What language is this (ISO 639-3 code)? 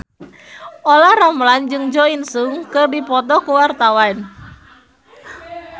sun